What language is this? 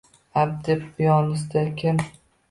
Uzbek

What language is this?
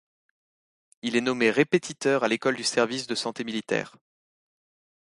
French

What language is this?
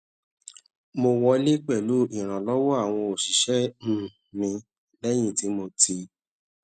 Yoruba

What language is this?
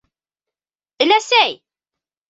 Bashkir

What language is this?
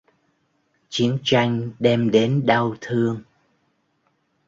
Vietnamese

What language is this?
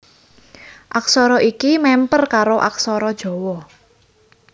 Javanese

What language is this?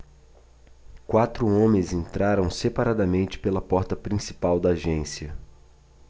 Portuguese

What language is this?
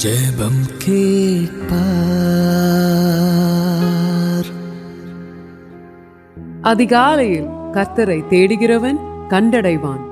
Urdu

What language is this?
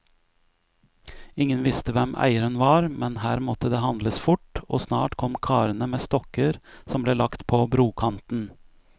Norwegian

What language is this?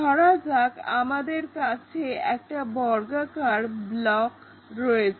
Bangla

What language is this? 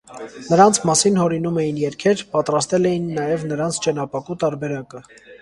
Armenian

